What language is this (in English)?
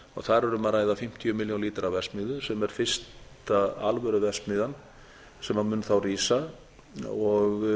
Icelandic